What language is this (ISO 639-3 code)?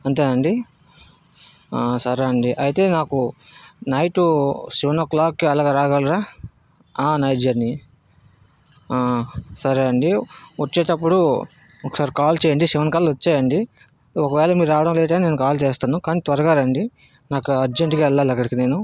tel